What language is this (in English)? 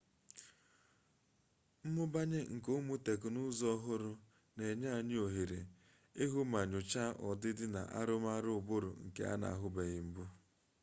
Igbo